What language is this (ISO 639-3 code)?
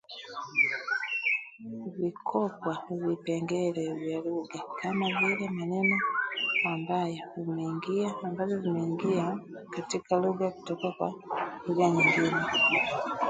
swa